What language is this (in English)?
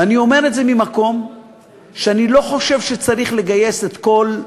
Hebrew